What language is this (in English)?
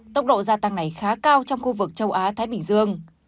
Vietnamese